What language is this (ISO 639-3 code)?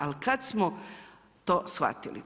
hrv